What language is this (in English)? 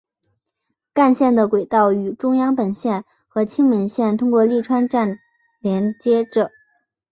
Chinese